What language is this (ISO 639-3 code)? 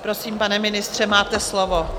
ces